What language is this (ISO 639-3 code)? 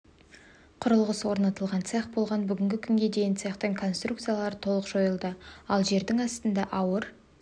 kaz